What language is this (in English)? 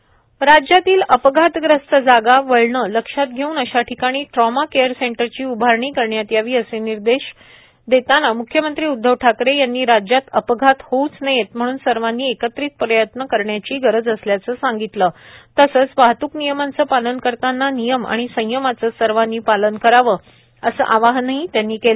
Marathi